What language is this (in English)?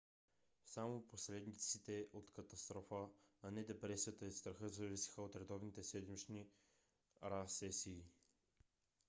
Bulgarian